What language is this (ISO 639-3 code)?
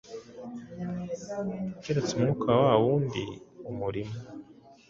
kin